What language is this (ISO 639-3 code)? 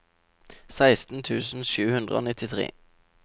nor